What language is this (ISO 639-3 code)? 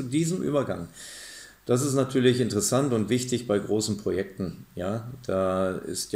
deu